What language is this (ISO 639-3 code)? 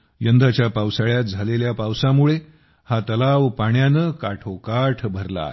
mar